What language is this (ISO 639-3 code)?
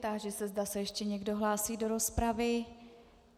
ces